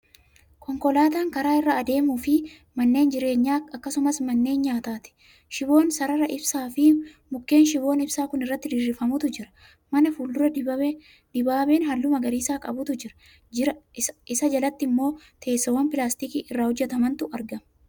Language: Oromo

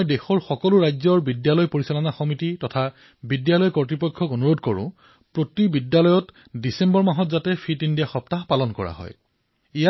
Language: Assamese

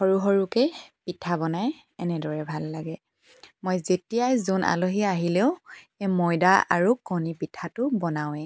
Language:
Assamese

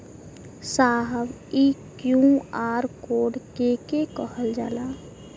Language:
Bhojpuri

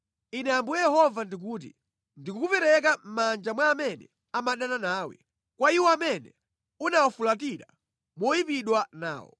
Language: Nyanja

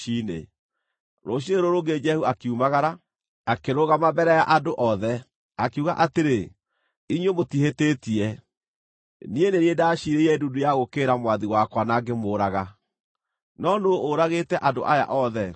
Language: Kikuyu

